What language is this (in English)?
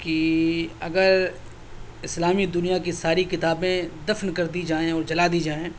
Urdu